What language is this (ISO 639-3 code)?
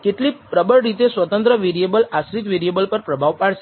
guj